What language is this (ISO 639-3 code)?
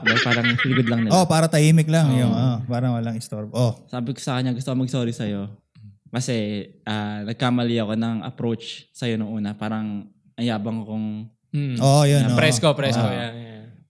fil